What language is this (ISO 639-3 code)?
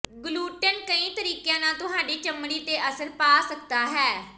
pan